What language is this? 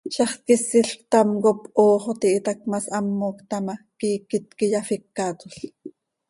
Seri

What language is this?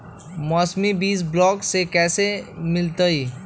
Magahi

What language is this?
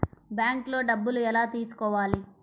Telugu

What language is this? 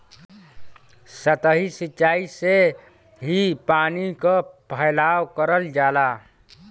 Bhojpuri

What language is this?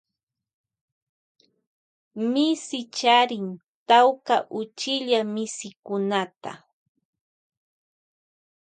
Loja Highland Quichua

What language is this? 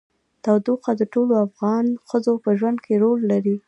Pashto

